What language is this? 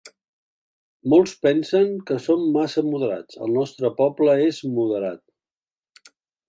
Catalan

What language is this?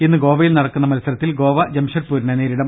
Malayalam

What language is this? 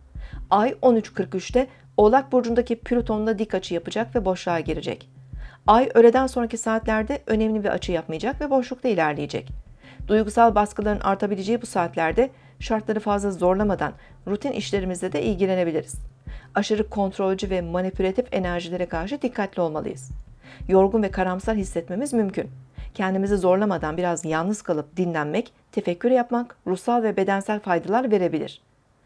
Turkish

